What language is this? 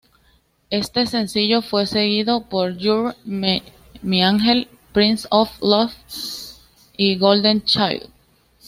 Spanish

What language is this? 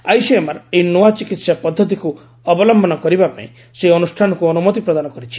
Odia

